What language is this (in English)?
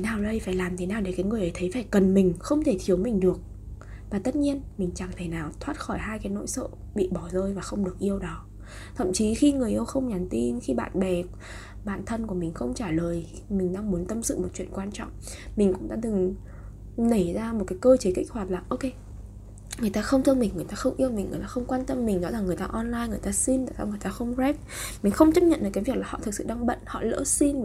Vietnamese